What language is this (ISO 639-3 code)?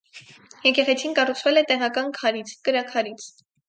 hye